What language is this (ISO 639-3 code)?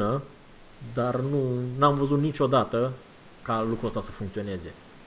ron